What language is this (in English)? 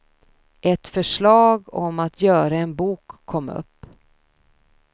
Swedish